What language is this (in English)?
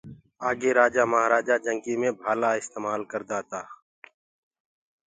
Gurgula